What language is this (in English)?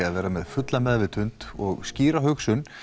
Icelandic